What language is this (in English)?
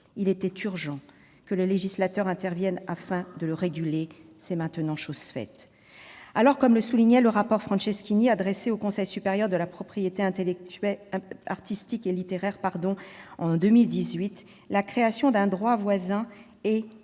French